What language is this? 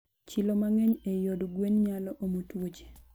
Luo (Kenya and Tanzania)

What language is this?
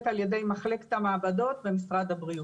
Hebrew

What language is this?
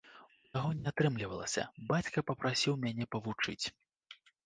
Belarusian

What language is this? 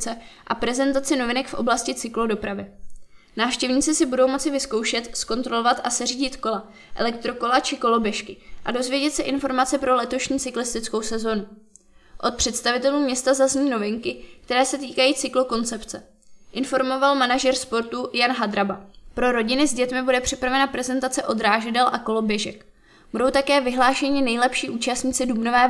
Czech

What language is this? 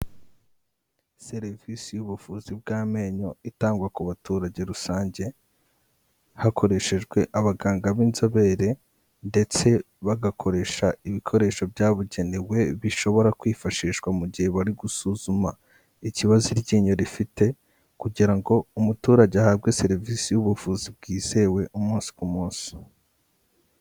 Kinyarwanda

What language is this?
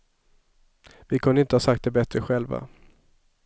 Swedish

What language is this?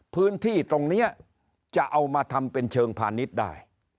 Thai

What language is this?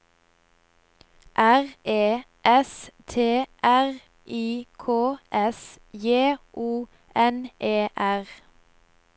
Norwegian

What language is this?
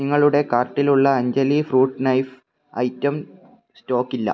Malayalam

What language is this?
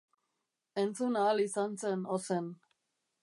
Basque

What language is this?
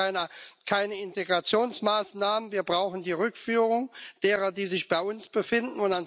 German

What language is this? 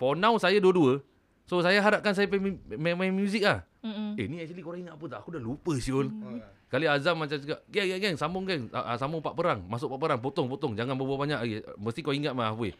Malay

